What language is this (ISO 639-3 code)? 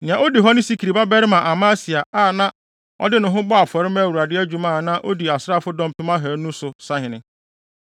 aka